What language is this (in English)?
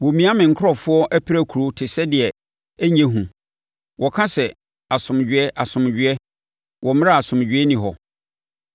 Akan